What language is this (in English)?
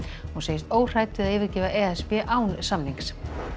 Icelandic